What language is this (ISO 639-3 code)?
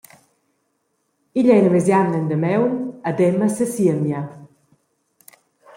roh